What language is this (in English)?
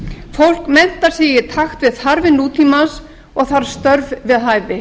Icelandic